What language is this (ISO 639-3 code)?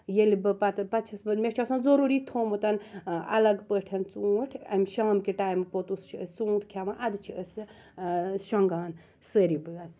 kas